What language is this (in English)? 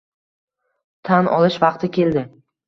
Uzbek